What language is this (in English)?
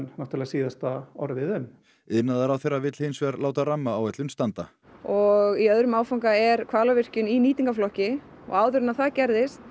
Icelandic